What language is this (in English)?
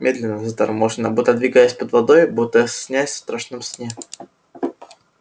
Russian